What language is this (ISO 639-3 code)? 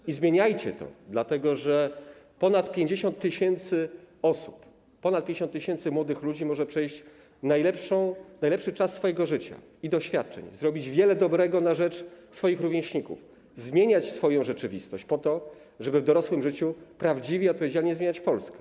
pol